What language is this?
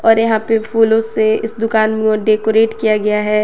Hindi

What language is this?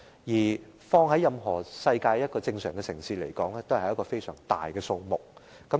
Cantonese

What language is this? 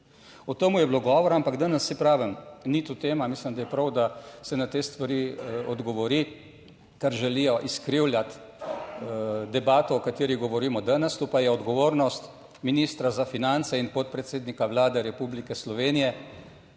Slovenian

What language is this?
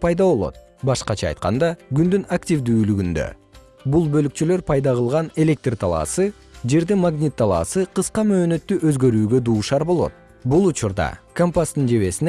Kyrgyz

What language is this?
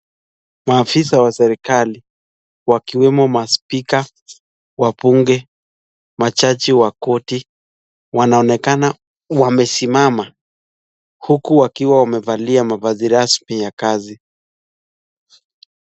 Swahili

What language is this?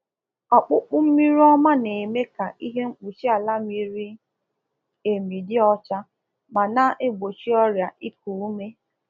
Igbo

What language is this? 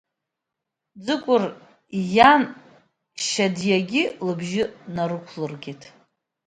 Abkhazian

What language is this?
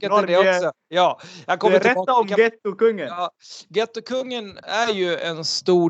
Swedish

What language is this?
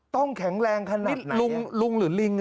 Thai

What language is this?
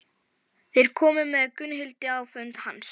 Icelandic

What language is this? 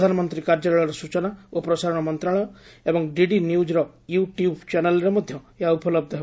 Odia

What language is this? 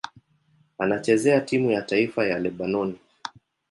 Swahili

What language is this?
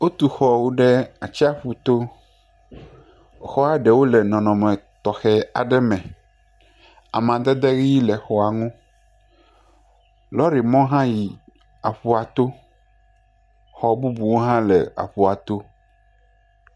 Ewe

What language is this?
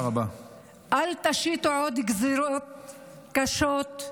Hebrew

